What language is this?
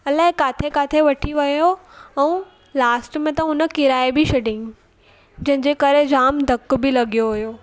Sindhi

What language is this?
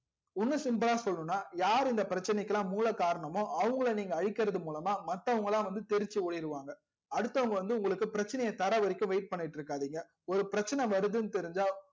Tamil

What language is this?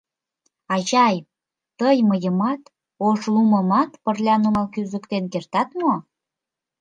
Mari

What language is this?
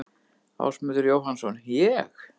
Icelandic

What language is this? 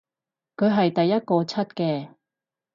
Cantonese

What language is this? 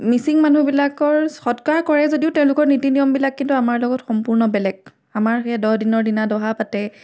Assamese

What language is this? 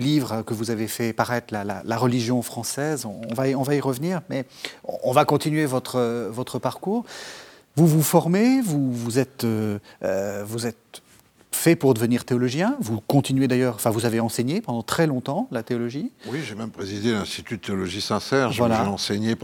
French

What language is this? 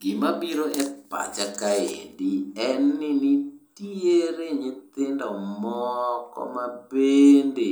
Luo (Kenya and Tanzania)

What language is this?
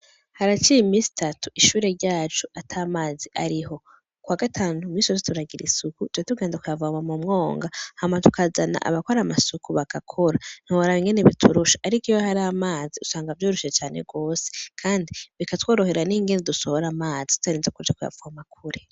Rundi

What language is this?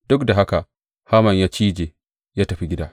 Hausa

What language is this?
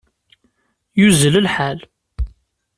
Kabyle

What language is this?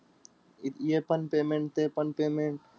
Marathi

